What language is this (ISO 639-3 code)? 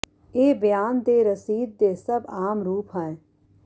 pan